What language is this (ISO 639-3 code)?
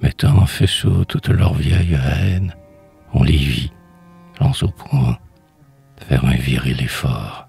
fra